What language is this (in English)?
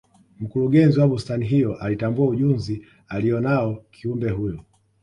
Swahili